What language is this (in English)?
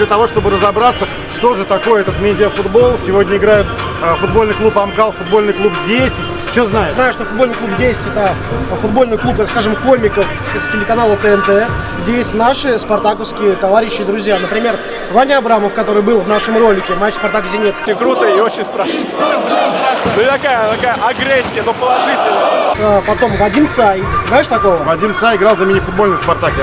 Russian